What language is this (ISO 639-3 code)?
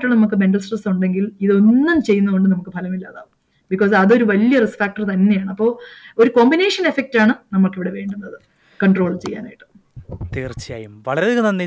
mal